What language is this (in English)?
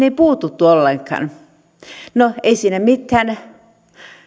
Finnish